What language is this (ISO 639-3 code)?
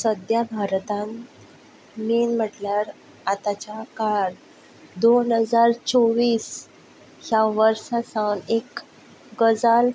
kok